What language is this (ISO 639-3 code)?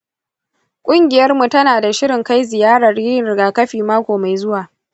hau